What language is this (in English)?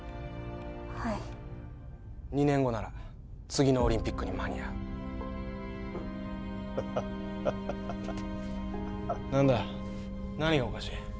Japanese